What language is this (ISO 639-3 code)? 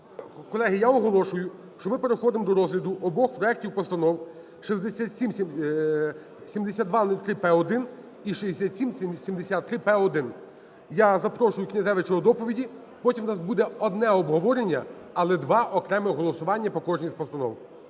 ukr